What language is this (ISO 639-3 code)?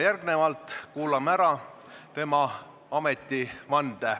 est